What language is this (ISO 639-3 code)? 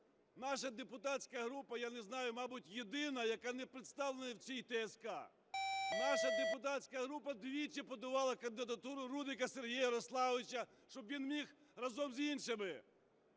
ukr